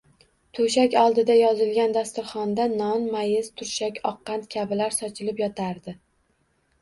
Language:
Uzbek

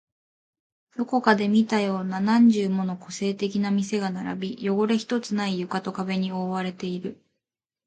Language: Japanese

